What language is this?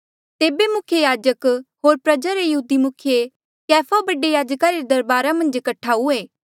Mandeali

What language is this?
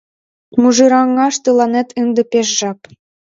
Mari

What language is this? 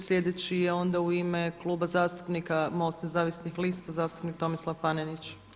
Croatian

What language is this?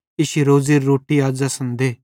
Bhadrawahi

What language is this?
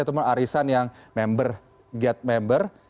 Indonesian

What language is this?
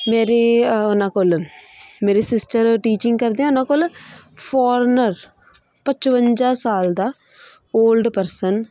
Punjabi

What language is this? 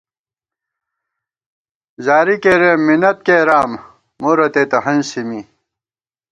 Gawar-Bati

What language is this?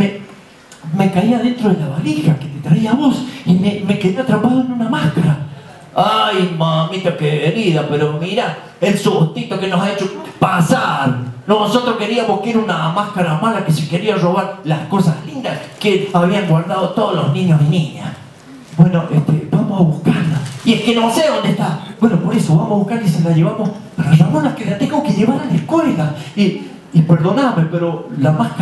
Spanish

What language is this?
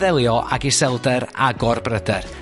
Welsh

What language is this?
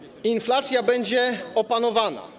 Polish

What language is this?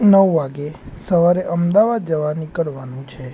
Gujarati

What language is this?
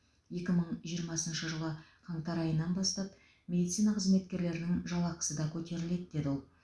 Kazakh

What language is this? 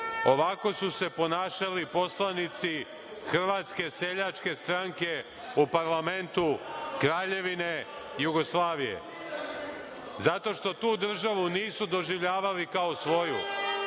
Serbian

